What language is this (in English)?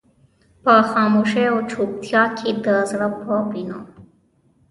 Pashto